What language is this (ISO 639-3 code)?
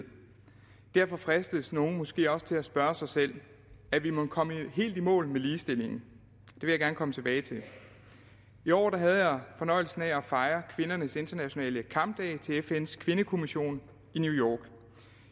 dan